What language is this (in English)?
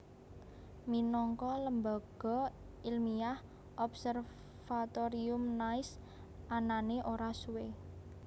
Javanese